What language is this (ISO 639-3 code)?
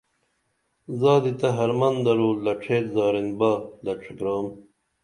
dml